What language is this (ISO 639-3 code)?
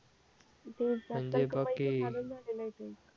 mar